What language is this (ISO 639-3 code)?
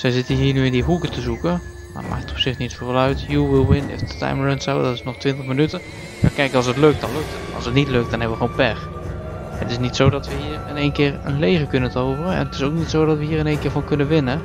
nld